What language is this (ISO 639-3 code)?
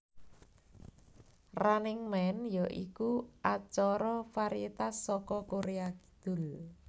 jav